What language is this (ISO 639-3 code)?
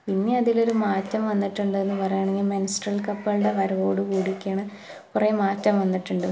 mal